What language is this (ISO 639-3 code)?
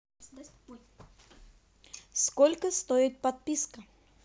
rus